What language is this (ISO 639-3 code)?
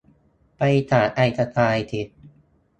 tha